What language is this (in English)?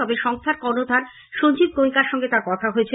Bangla